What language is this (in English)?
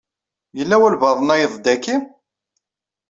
Kabyle